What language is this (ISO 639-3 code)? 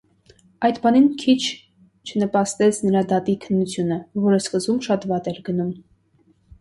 hye